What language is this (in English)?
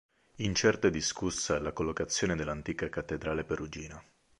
Italian